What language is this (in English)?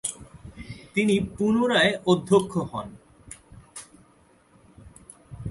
Bangla